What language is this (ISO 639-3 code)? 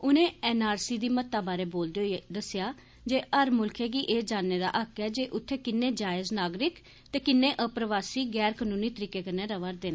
doi